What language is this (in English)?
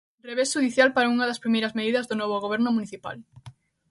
Galician